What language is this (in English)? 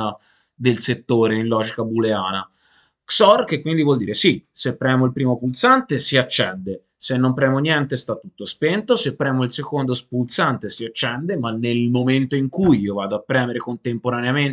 Italian